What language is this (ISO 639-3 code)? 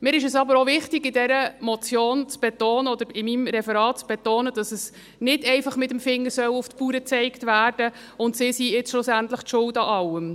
gsw